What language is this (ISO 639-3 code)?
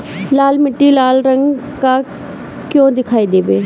bho